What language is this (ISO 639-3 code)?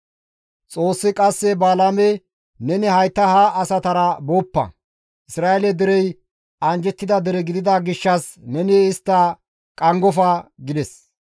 gmv